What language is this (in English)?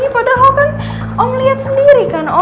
Indonesian